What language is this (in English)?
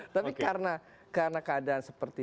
Indonesian